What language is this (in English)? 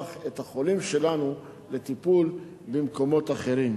Hebrew